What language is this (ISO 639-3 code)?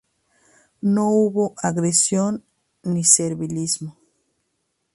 spa